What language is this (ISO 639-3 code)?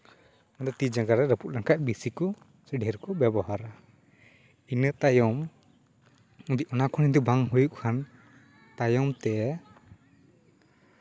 sat